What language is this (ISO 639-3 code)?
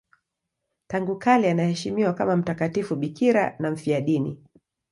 swa